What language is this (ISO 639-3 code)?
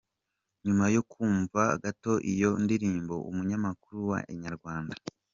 kin